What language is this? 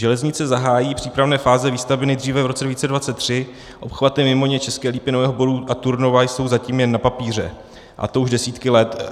Czech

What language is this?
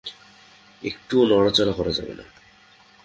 Bangla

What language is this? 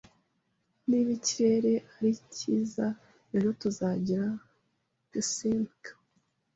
Kinyarwanda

